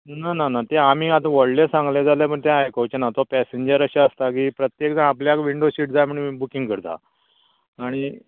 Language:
Konkani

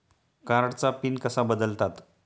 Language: Marathi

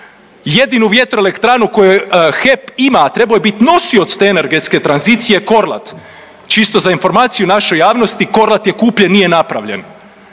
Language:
Croatian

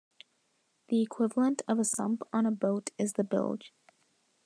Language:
English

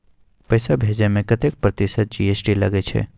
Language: Maithili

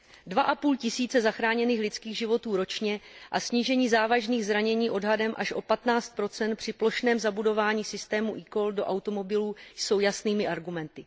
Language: Czech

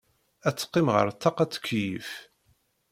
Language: Kabyle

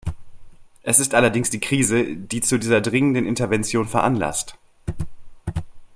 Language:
German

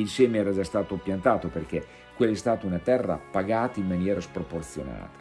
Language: Italian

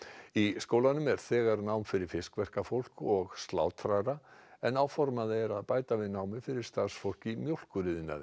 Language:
Icelandic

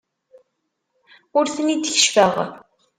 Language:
Kabyle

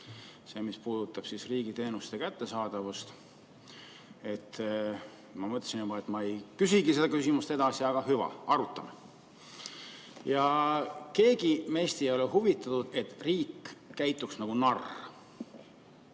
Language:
Estonian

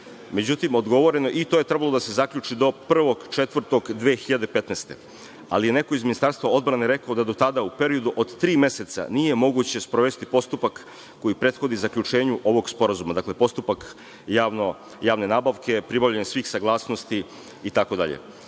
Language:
Serbian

